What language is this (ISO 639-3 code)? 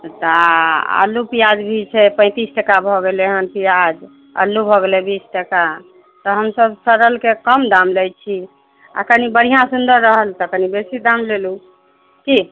mai